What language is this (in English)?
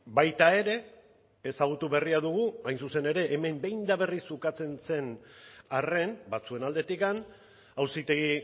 Basque